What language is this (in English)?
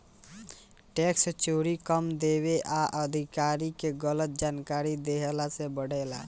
Bhojpuri